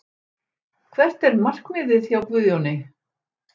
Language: Icelandic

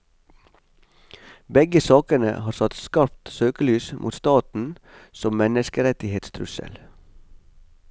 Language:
Norwegian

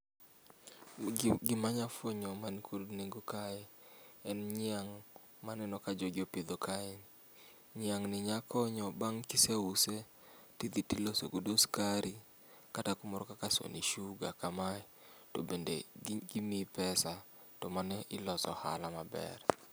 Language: Luo (Kenya and Tanzania)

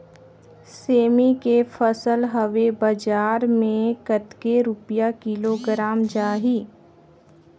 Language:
Chhattisgarhi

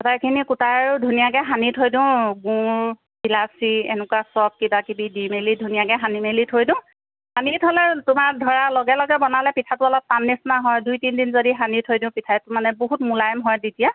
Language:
Assamese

